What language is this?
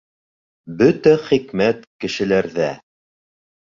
Bashkir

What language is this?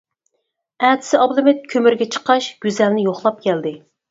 Uyghur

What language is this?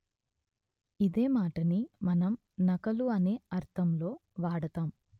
Telugu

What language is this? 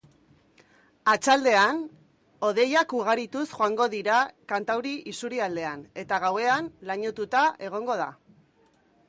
Basque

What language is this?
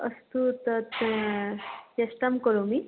Sanskrit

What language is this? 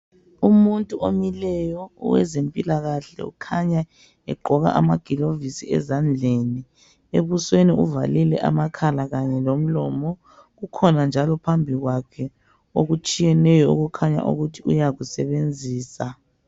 North Ndebele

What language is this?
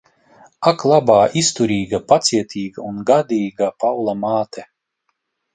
Latvian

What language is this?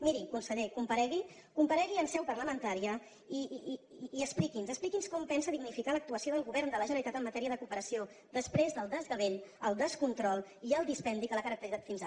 Catalan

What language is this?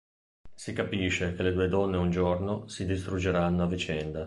Italian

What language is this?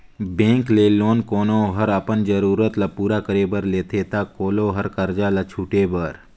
Chhattisgarhi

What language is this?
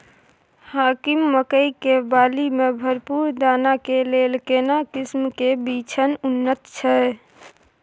Maithili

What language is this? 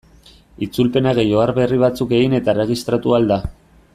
Basque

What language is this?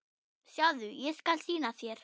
Icelandic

